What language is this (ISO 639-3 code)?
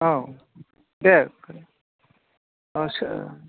brx